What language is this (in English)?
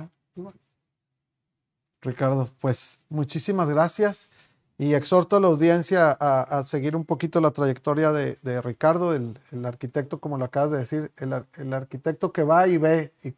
Spanish